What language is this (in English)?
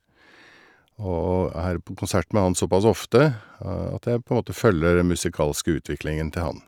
Norwegian